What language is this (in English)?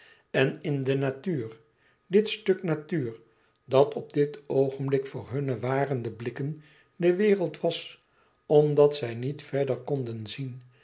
Dutch